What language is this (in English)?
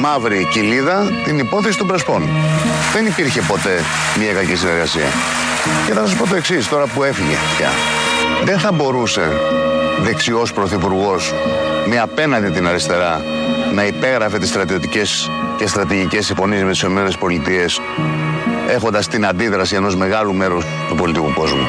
Greek